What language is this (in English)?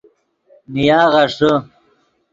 Yidgha